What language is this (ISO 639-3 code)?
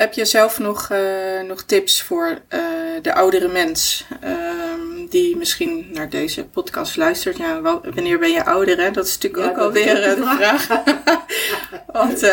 nld